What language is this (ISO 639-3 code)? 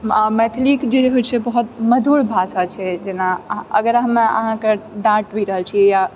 mai